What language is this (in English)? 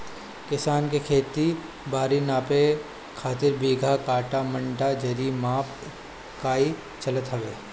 Bhojpuri